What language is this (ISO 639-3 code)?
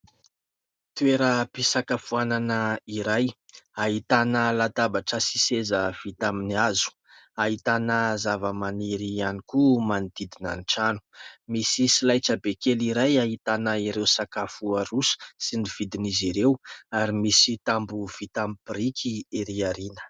mlg